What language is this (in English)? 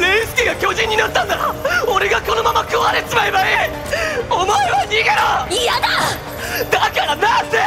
Japanese